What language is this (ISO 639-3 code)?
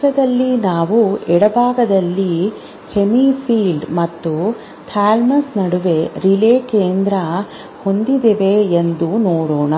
kan